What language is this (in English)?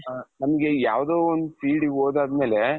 Kannada